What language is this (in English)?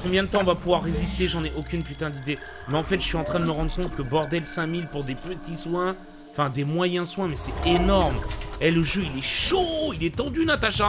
French